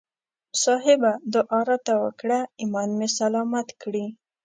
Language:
Pashto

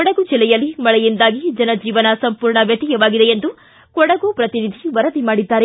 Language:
Kannada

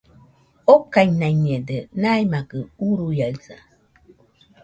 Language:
Nüpode Huitoto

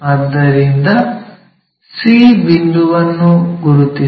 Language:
Kannada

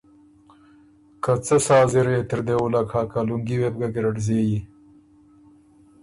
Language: Ormuri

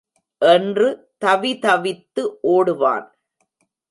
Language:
Tamil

